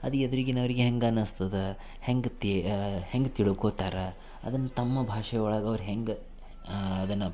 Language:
Kannada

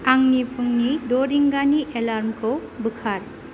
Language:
Bodo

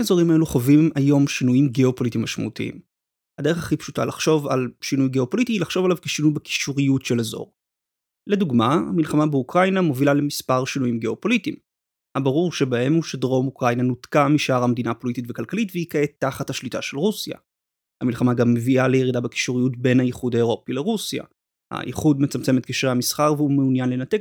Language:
Hebrew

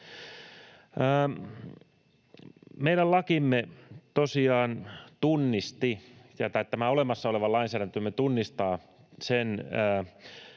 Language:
Finnish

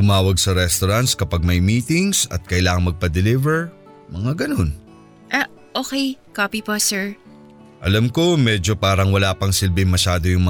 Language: Filipino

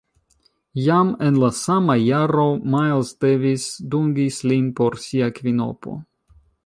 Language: Esperanto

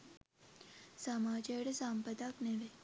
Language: Sinhala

